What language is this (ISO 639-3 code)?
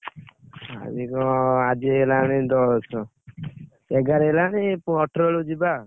ori